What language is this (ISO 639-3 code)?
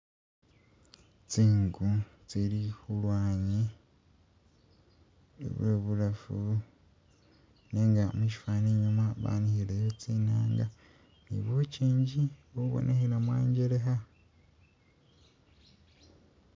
myx